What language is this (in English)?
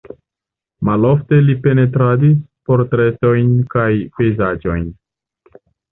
Esperanto